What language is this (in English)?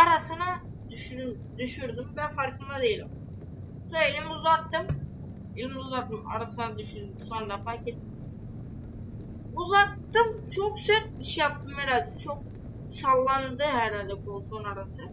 Turkish